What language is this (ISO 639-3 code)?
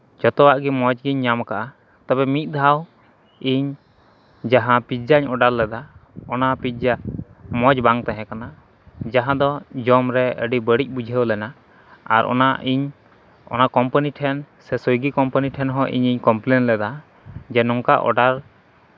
sat